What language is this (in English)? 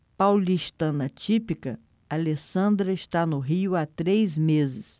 Portuguese